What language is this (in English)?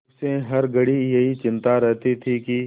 Hindi